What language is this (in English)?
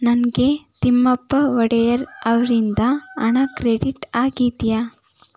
Kannada